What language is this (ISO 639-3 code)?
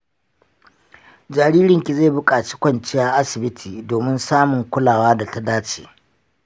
hau